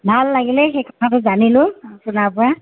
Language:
Assamese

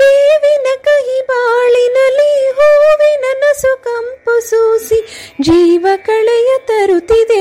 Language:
Kannada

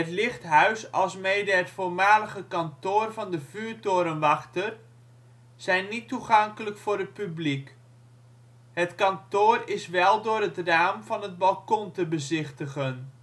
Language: Dutch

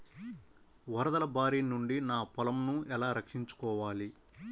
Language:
Telugu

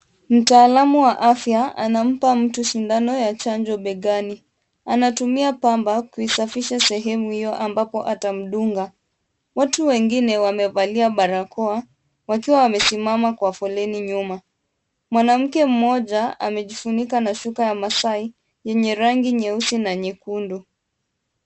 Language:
Swahili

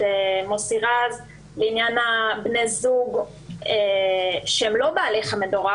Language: Hebrew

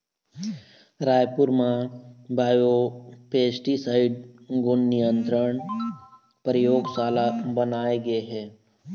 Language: Chhattisgarhi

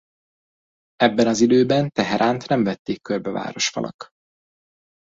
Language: Hungarian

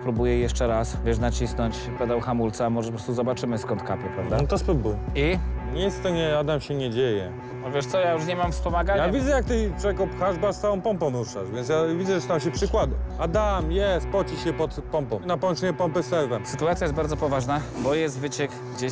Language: Polish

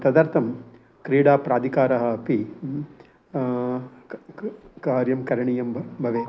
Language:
Sanskrit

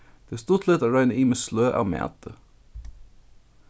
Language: Faroese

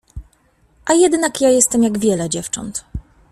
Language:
Polish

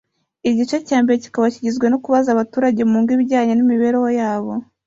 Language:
Kinyarwanda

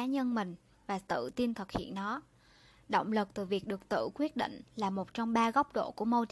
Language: Vietnamese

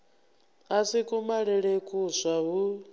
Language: Venda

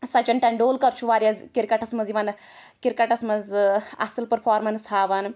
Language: Kashmiri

